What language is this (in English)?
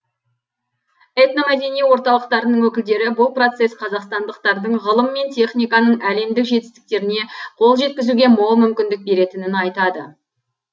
Kazakh